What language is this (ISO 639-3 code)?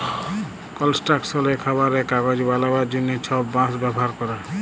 ben